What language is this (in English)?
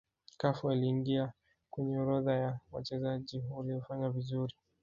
Swahili